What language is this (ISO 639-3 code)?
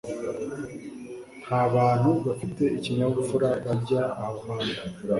kin